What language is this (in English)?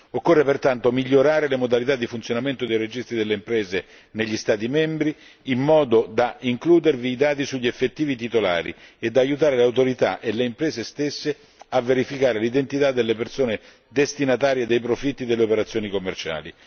Italian